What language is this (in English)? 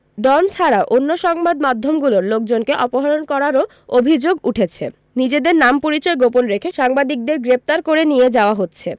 Bangla